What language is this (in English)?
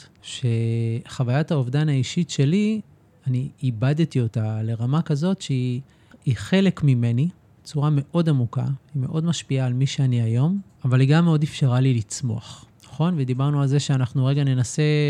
Hebrew